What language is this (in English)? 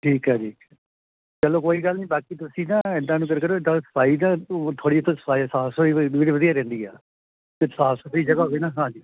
Punjabi